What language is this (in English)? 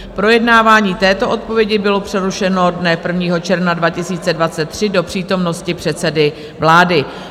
Czech